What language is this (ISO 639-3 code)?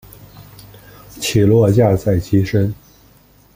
zho